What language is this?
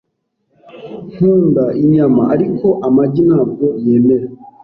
Kinyarwanda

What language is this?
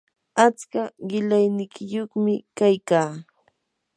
Yanahuanca Pasco Quechua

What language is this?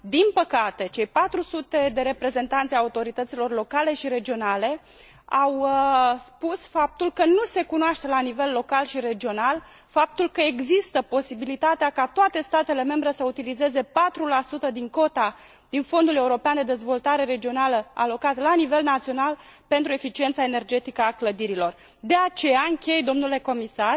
Romanian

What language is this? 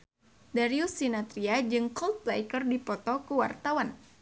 Sundanese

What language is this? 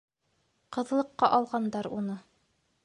Bashkir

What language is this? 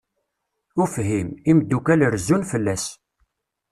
Kabyle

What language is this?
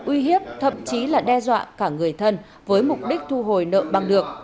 Vietnamese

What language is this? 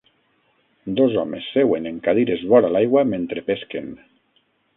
Catalan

